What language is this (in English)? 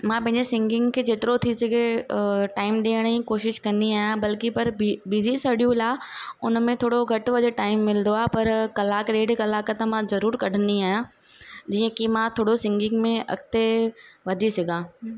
Sindhi